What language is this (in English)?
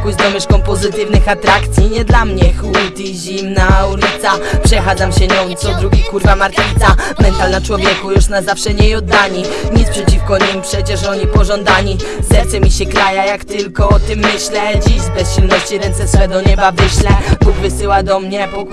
Polish